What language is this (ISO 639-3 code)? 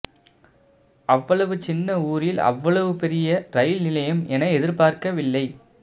tam